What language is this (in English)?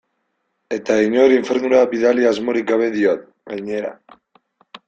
Basque